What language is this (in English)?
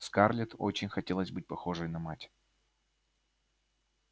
Russian